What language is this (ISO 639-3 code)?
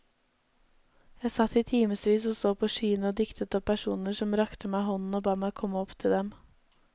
nor